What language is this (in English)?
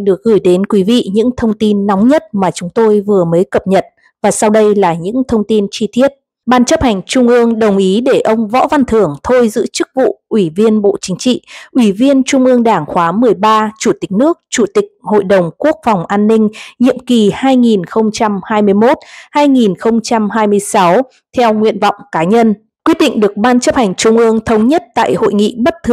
Vietnamese